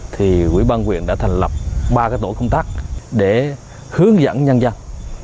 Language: Vietnamese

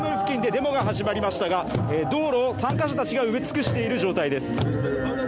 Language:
Japanese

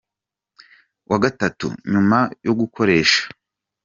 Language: Kinyarwanda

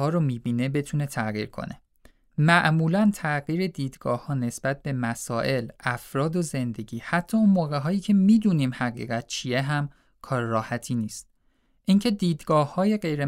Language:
Persian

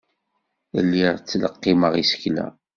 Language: Kabyle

